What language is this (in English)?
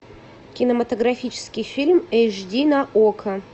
Russian